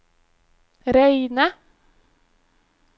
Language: Norwegian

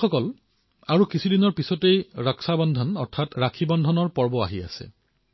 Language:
Assamese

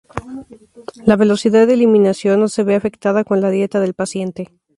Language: Spanish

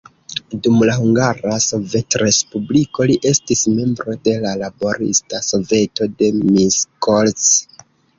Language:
Esperanto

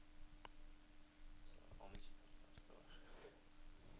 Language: Norwegian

